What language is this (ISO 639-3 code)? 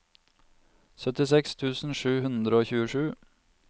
nor